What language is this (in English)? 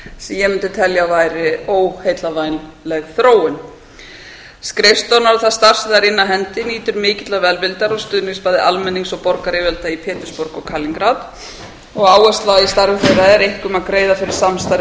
Icelandic